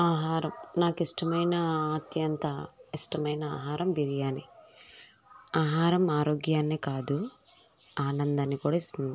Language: Telugu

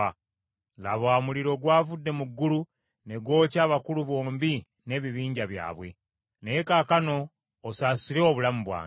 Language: Ganda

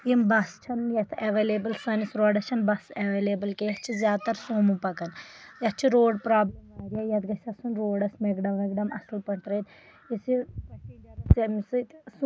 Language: Kashmiri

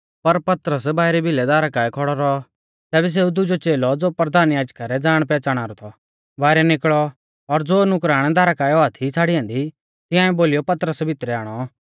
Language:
Mahasu Pahari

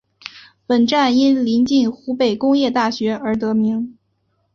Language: Chinese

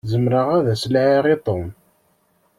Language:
Kabyle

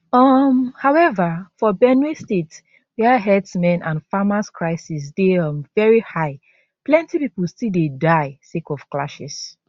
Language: Nigerian Pidgin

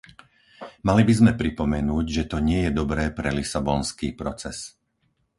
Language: Slovak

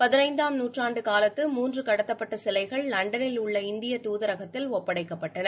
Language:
Tamil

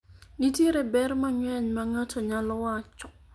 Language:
Luo (Kenya and Tanzania)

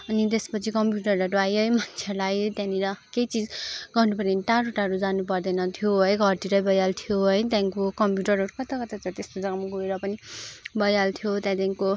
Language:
Nepali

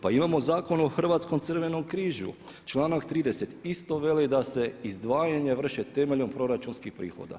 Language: Croatian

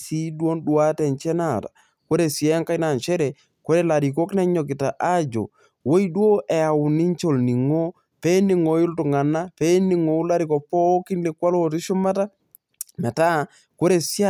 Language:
Masai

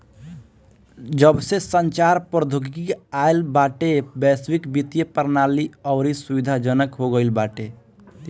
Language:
Bhojpuri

